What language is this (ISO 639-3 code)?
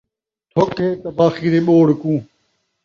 skr